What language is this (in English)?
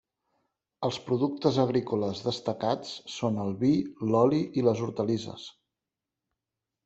Catalan